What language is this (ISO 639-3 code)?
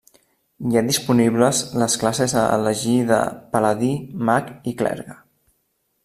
cat